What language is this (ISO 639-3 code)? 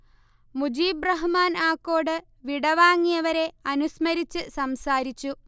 mal